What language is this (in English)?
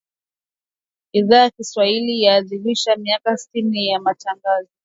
Swahili